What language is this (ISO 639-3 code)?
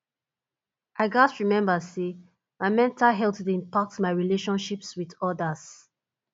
pcm